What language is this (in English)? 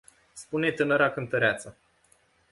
Romanian